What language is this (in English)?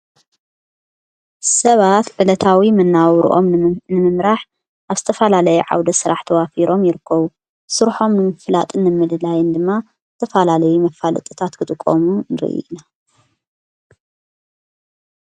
Tigrinya